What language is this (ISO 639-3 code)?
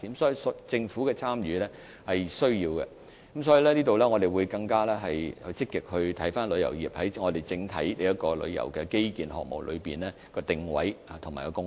yue